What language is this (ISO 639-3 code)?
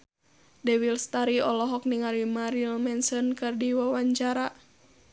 sun